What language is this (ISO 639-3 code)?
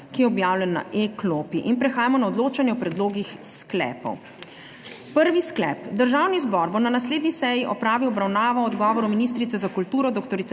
slv